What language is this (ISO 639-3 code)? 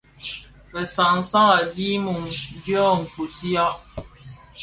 ksf